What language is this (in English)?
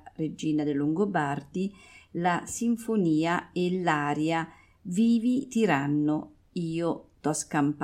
Italian